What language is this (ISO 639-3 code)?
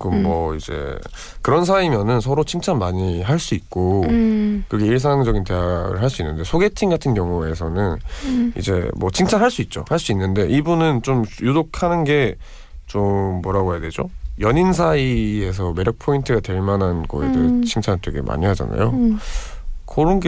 kor